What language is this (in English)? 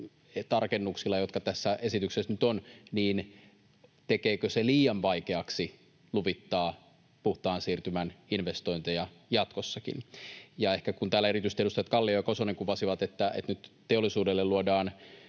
Finnish